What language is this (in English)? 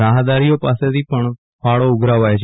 Gujarati